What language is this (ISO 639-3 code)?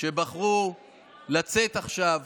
heb